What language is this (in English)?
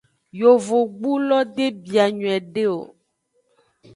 Aja (Benin)